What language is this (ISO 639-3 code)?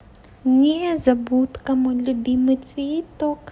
rus